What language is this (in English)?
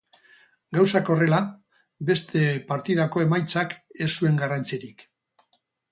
Basque